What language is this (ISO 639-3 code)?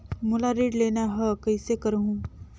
hne